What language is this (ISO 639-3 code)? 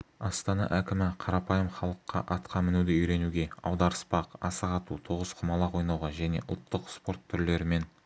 kaz